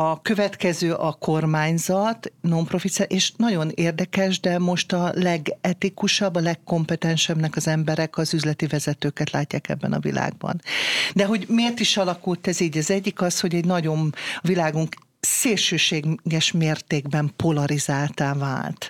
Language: Hungarian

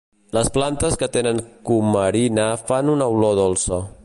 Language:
Catalan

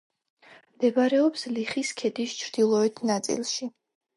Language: Georgian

